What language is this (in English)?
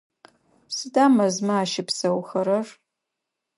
Adyghe